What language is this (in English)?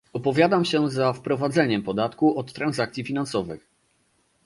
Polish